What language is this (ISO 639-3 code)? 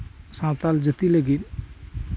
sat